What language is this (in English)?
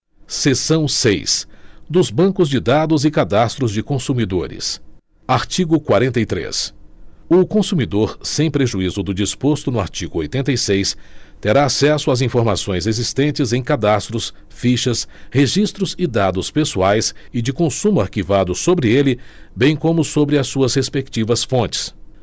Portuguese